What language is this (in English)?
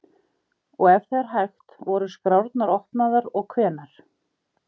Icelandic